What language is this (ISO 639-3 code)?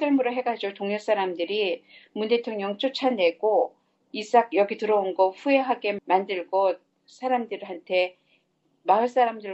kor